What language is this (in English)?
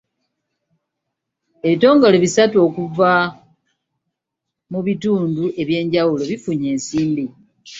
Ganda